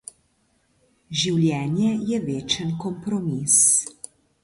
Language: Slovenian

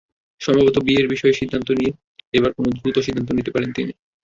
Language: Bangla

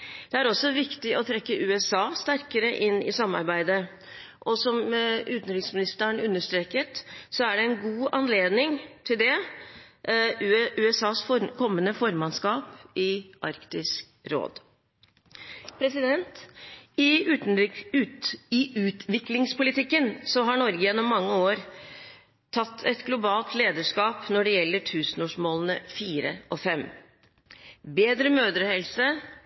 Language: Norwegian Bokmål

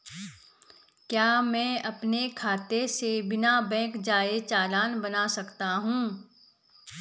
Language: Hindi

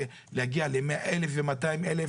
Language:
Hebrew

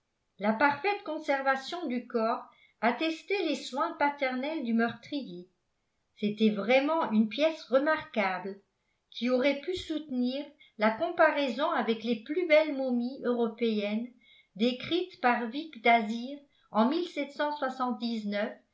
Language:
French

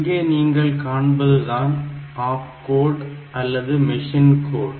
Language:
Tamil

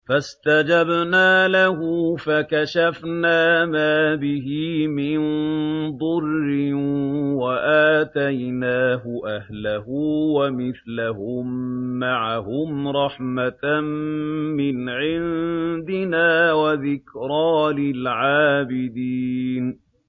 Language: Arabic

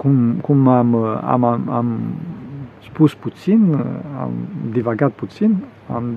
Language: Romanian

